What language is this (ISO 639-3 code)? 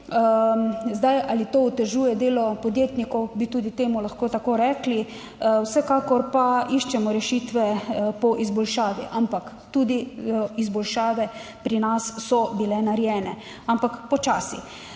slv